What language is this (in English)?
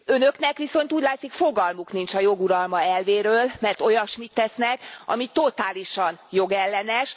Hungarian